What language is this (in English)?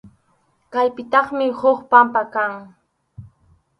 Arequipa-La Unión Quechua